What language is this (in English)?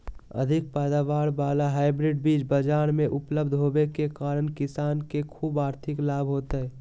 Magahi